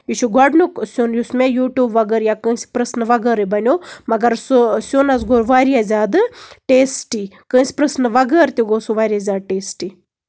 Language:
Kashmiri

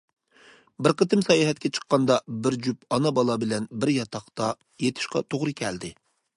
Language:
Uyghur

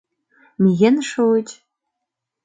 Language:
Mari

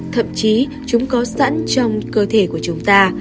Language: Vietnamese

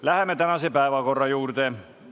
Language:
Estonian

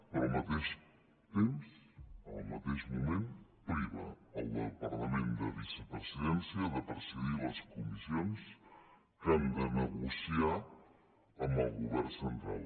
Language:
Catalan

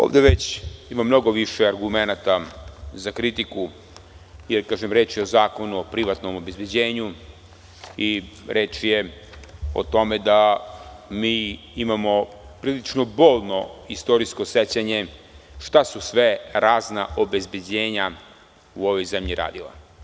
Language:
Serbian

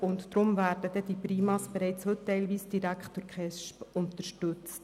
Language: Swiss German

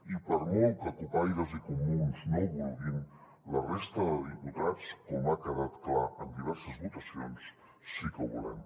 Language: Catalan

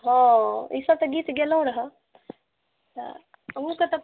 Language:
Maithili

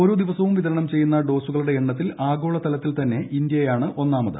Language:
Malayalam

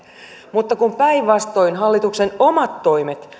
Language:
Finnish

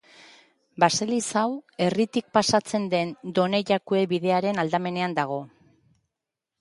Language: Basque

